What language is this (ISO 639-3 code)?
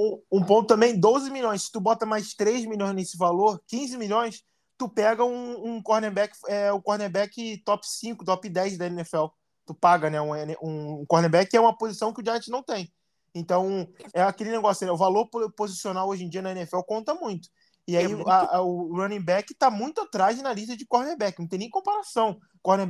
por